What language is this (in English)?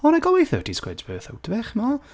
Welsh